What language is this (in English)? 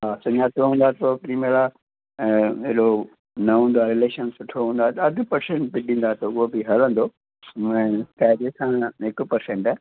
Sindhi